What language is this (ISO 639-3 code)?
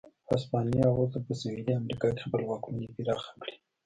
pus